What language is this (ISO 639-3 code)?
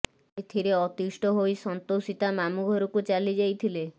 ori